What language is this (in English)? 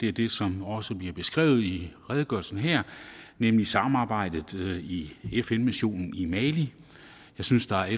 Danish